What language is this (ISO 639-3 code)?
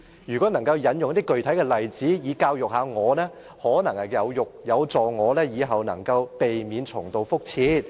yue